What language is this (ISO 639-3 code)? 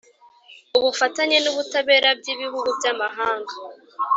kin